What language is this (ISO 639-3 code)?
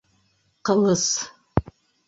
bak